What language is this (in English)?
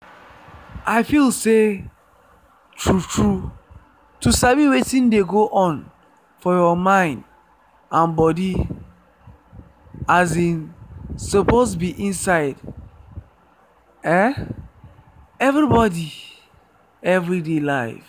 Nigerian Pidgin